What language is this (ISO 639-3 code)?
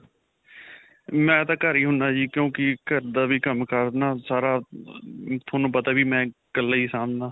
pan